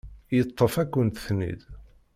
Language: Kabyle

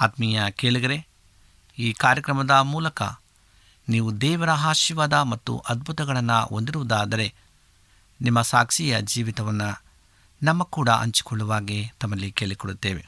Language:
Kannada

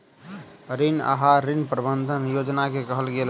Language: Maithili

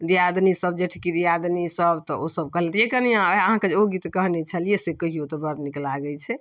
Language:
Maithili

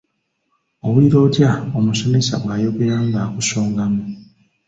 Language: Ganda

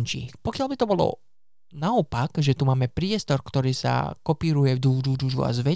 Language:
Slovak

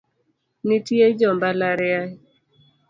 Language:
Luo (Kenya and Tanzania)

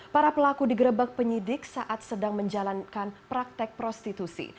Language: Indonesian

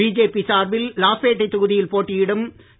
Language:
Tamil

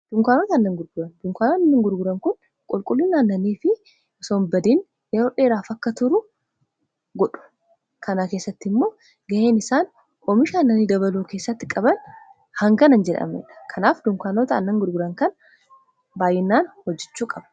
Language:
Oromo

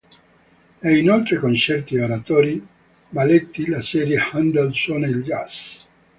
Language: Italian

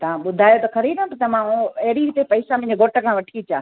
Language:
Sindhi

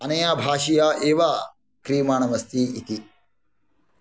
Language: Sanskrit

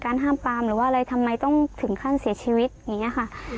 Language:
Thai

